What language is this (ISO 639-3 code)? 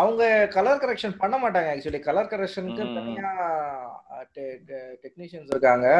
tam